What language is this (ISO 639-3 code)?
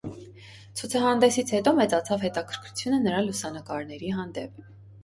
hye